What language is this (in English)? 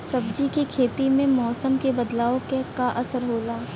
Bhojpuri